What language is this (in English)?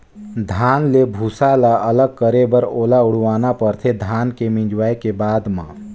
Chhattisgarhi